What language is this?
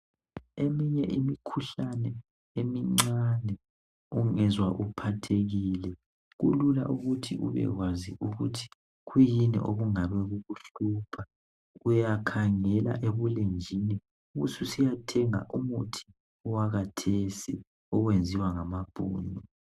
North Ndebele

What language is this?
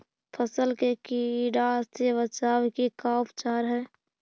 Magahi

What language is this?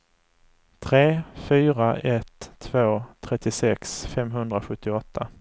Swedish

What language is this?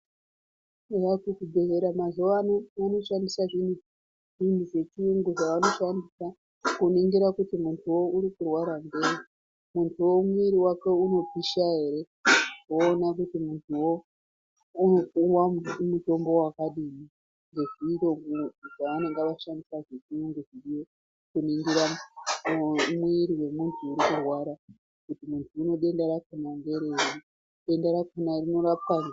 Ndau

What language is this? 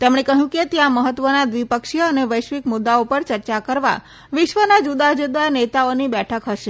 Gujarati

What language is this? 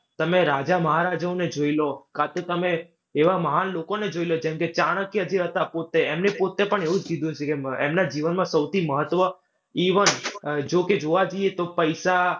Gujarati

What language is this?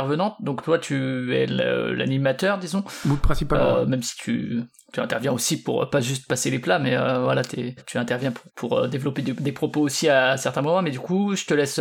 French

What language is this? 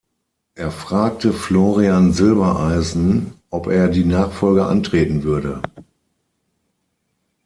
German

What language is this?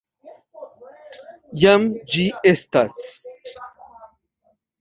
Esperanto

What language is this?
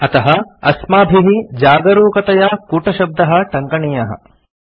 Sanskrit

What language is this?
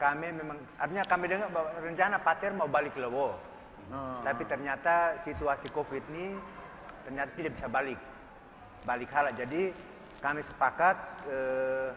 Indonesian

